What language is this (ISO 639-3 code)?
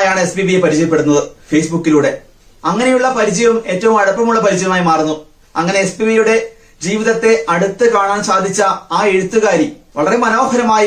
mal